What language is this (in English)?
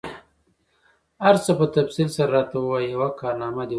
Pashto